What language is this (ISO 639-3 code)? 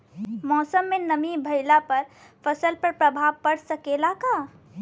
bho